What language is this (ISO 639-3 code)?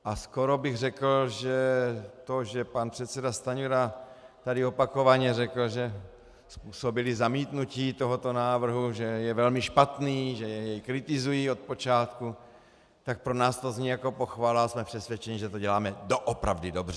ces